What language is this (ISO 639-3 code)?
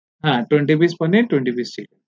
ben